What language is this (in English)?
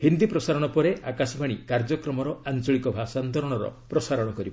Odia